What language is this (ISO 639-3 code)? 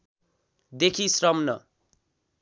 nep